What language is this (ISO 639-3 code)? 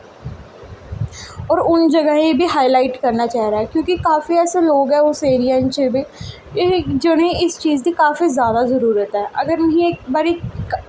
doi